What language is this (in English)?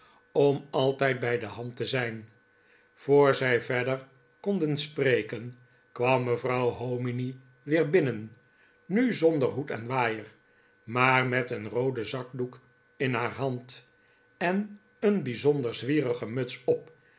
Dutch